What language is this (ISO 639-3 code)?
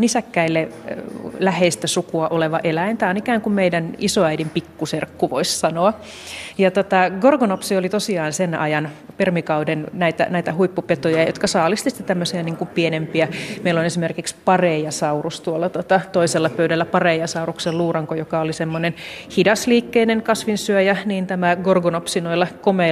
fin